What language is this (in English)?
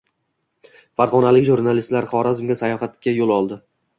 Uzbek